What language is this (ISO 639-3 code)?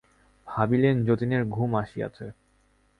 ben